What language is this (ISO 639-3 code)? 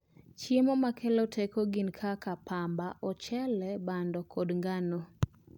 luo